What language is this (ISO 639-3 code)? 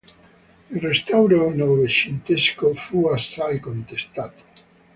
ita